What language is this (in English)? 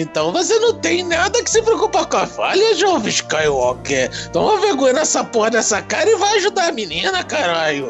Portuguese